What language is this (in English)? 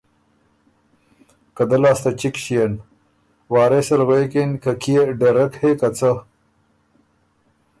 Ormuri